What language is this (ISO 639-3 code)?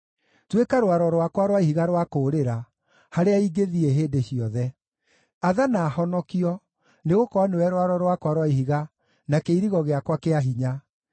kik